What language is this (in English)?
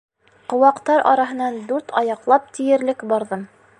Bashkir